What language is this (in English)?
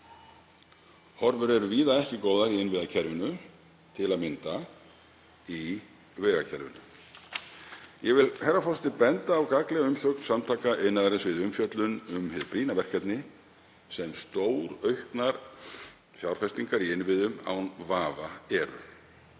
Icelandic